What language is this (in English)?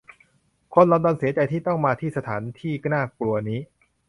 Thai